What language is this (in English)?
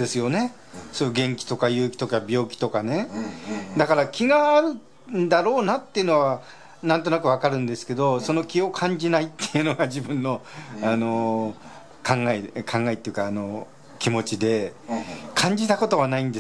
Japanese